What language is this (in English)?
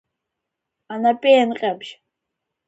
Abkhazian